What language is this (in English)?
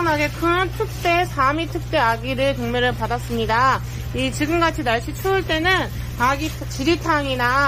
Korean